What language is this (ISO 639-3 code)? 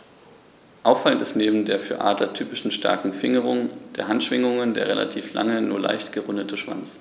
deu